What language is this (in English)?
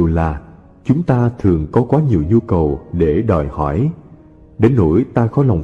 Vietnamese